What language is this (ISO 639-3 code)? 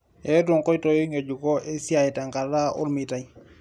mas